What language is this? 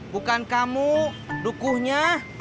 Indonesian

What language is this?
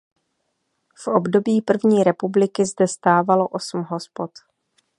Czech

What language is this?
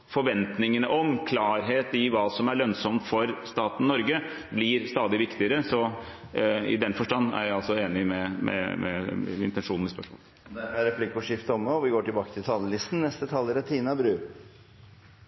Norwegian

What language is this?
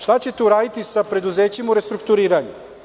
Serbian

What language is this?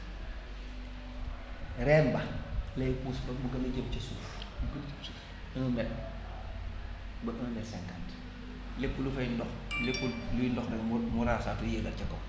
Wolof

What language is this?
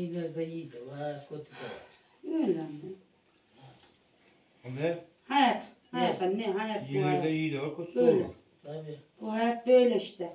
Turkish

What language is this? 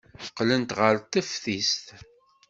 Kabyle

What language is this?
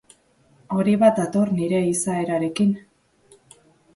Basque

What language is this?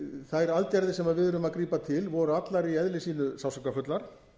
Icelandic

